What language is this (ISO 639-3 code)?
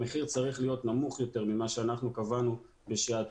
heb